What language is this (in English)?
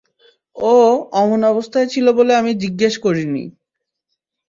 Bangla